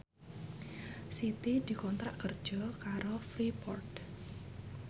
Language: Javanese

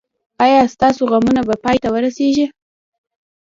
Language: Pashto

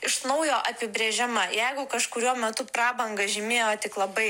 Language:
Lithuanian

